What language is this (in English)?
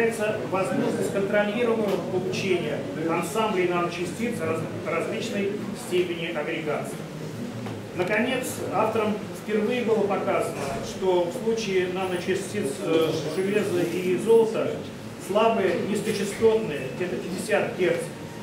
Russian